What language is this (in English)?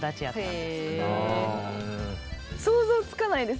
Japanese